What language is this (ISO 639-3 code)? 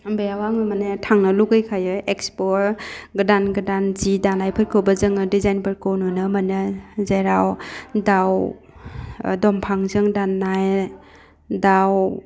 brx